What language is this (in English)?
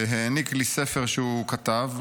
Hebrew